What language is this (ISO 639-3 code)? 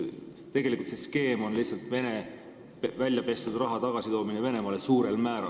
est